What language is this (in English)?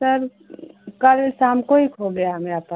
Hindi